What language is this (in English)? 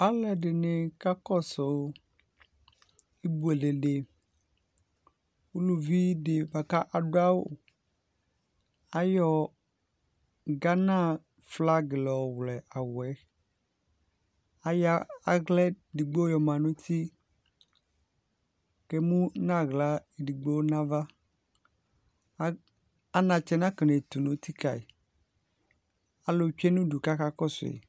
Ikposo